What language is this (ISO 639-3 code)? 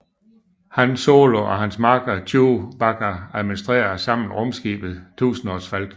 dan